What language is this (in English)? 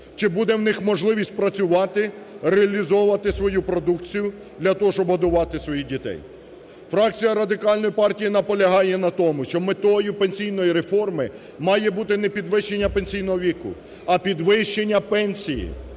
Ukrainian